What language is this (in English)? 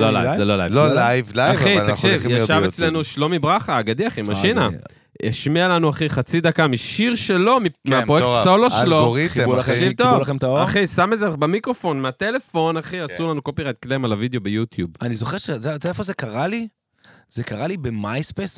Hebrew